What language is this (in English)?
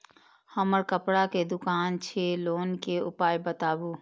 Maithili